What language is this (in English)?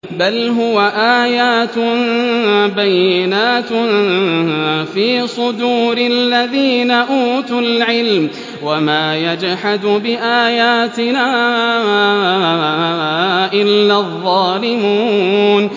Arabic